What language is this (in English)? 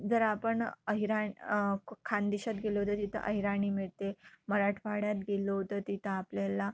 Marathi